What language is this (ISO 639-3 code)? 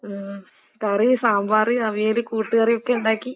mal